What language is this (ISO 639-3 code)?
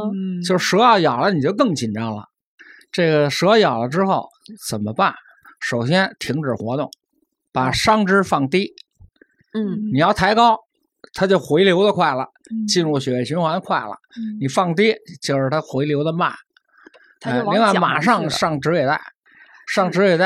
zho